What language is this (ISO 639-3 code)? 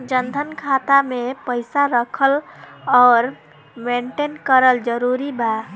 bho